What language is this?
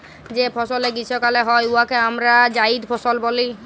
Bangla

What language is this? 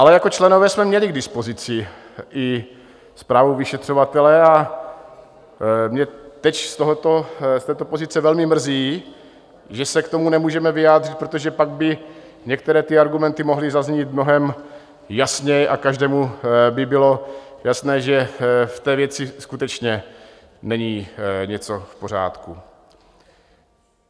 Czech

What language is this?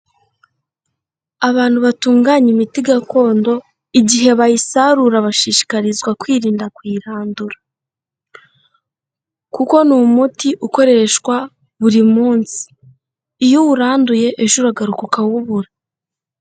Kinyarwanda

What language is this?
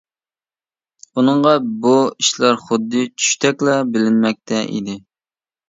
Uyghur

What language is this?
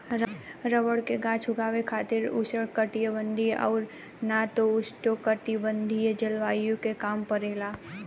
Bhojpuri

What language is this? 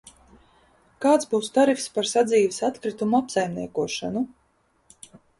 Latvian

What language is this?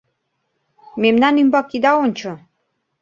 Mari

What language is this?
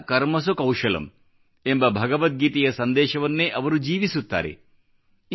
Kannada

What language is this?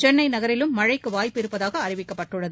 Tamil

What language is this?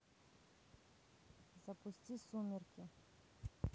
Russian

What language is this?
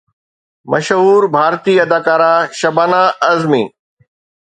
Sindhi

